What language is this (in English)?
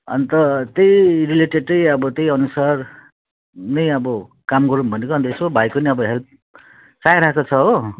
Nepali